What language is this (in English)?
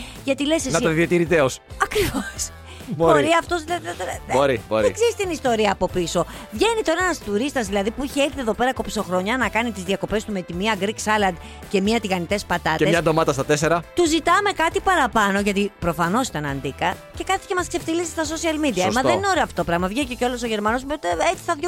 Greek